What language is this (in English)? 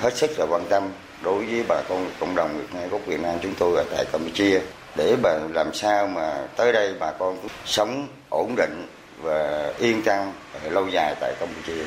Vietnamese